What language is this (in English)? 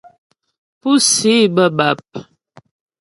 Ghomala